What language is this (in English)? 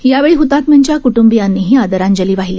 Marathi